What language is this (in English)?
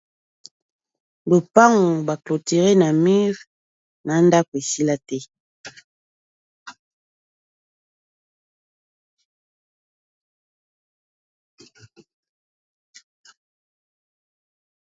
Lingala